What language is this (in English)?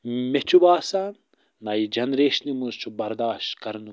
Kashmiri